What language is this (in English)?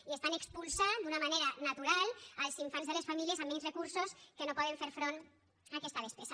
Catalan